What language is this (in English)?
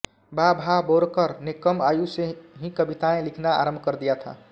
Hindi